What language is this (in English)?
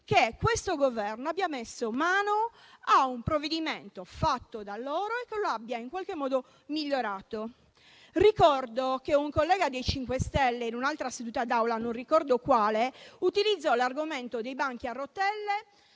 Italian